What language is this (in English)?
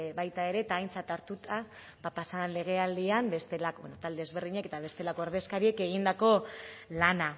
Basque